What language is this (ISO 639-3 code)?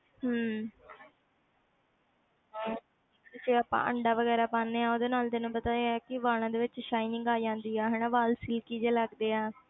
pan